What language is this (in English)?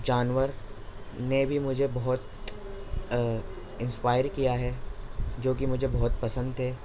Urdu